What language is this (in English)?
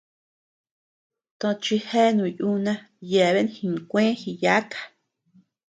Tepeuxila Cuicatec